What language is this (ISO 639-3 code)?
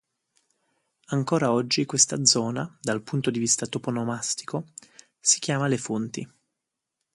ita